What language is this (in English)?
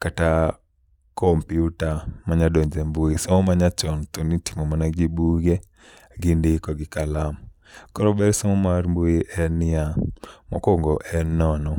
Luo (Kenya and Tanzania)